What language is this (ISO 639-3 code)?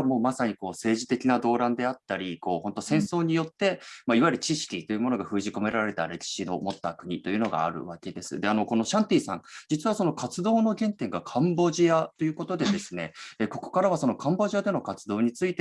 jpn